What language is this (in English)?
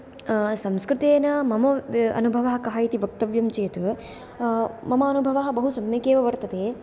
Sanskrit